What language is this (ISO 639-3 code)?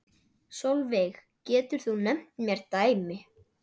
isl